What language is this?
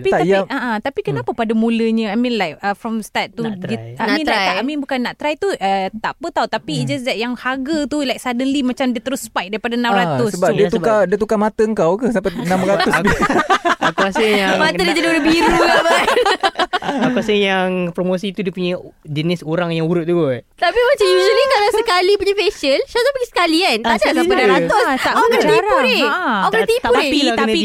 Malay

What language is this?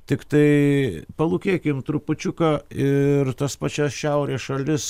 Lithuanian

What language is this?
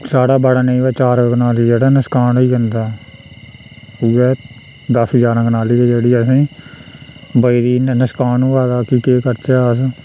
Dogri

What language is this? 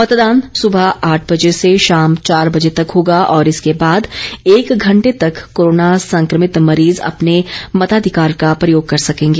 Hindi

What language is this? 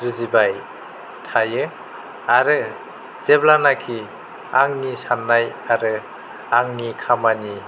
Bodo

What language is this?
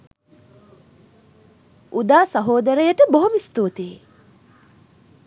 Sinhala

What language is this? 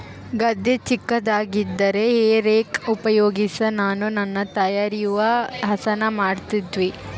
Kannada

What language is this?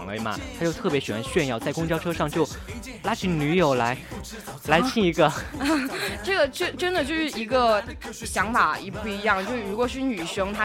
Chinese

